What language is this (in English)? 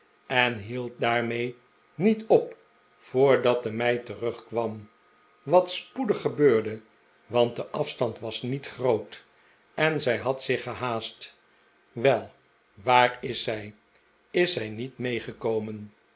Dutch